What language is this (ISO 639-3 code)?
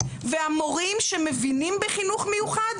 heb